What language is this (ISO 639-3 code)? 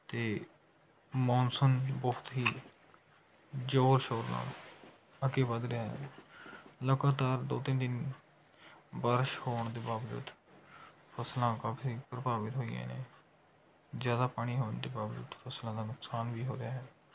pan